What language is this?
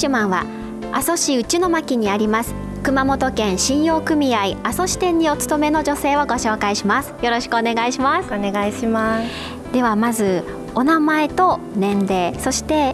Japanese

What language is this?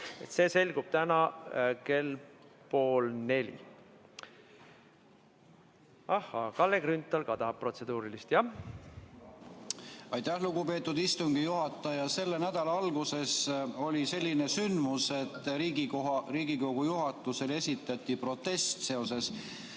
Estonian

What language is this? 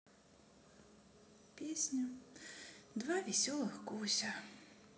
Russian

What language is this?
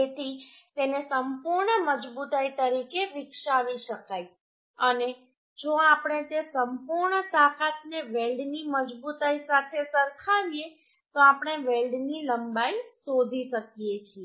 Gujarati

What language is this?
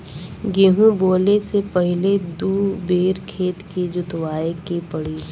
Bhojpuri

